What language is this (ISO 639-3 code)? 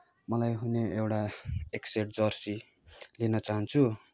nep